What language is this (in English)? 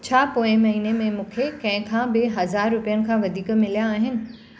Sindhi